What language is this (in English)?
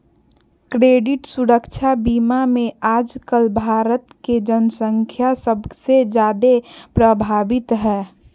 Magahi